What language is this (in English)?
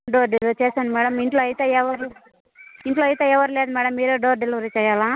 Telugu